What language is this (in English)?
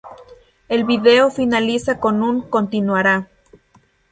Spanish